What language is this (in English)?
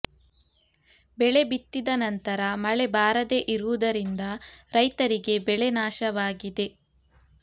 Kannada